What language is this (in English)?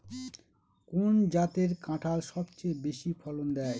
Bangla